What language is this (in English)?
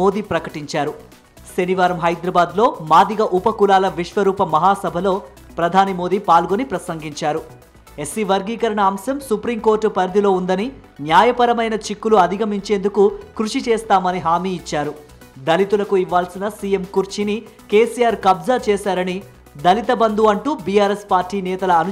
Telugu